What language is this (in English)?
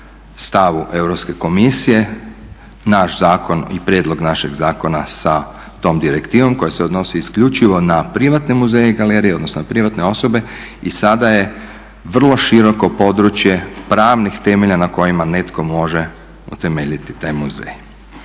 Croatian